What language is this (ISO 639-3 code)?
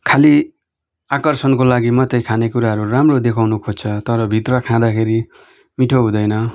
nep